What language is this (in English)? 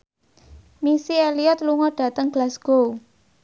Javanese